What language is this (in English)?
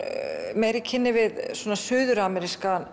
Icelandic